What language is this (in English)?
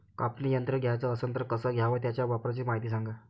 Marathi